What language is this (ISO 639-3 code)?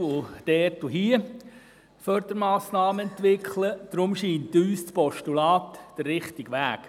gsw